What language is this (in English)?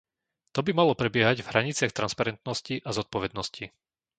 Slovak